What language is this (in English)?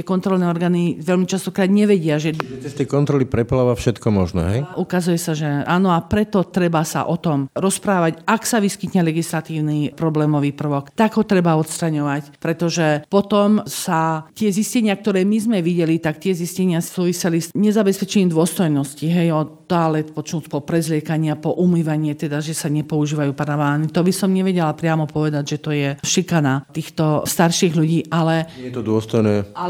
Slovak